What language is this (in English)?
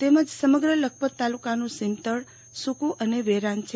Gujarati